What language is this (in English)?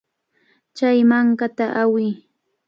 Cajatambo North Lima Quechua